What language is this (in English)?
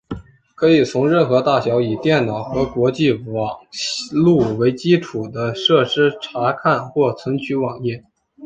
Chinese